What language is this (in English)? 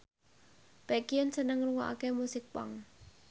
Javanese